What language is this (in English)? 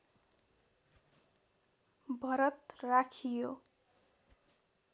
Nepali